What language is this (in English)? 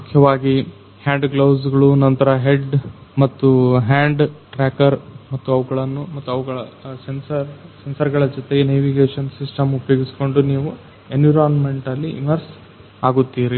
Kannada